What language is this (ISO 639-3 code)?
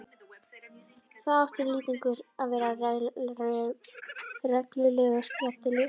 isl